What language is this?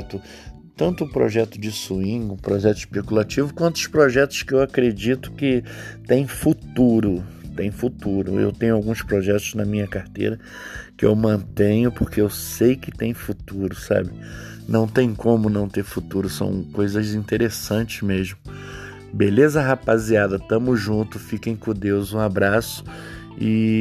Portuguese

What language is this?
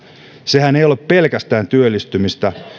Finnish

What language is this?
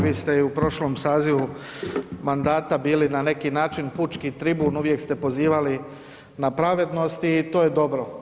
Croatian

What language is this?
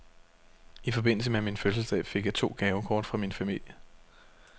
Danish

